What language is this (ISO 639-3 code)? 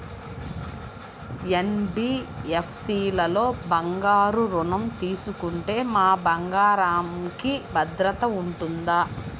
tel